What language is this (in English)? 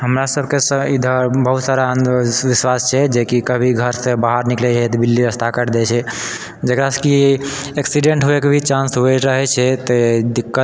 Maithili